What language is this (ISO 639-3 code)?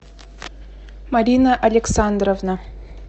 rus